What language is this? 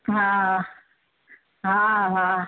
Sindhi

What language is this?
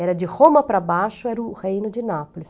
Portuguese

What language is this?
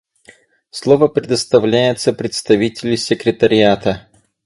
Russian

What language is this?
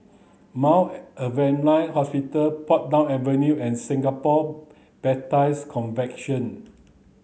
English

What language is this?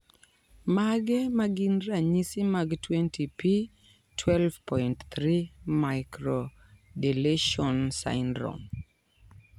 Luo (Kenya and Tanzania)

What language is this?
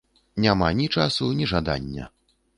Belarusian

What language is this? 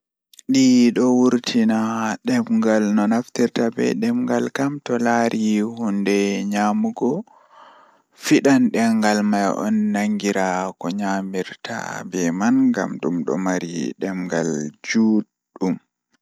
Fula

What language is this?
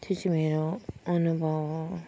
Nepali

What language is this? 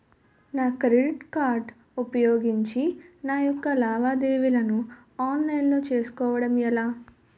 Telugu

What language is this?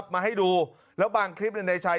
Thai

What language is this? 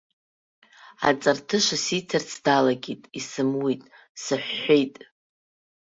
Abkhazian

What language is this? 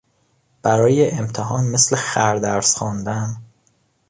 Persian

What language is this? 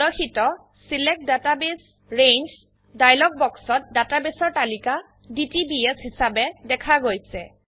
Assamese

